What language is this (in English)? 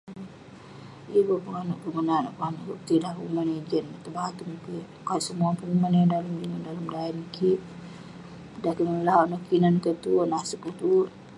Western Penan